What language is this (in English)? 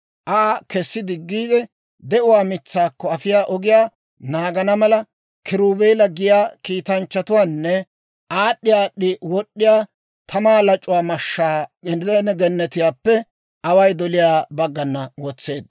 Dawro